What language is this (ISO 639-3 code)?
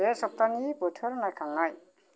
brx